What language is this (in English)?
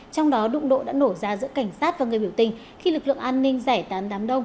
Vietnamese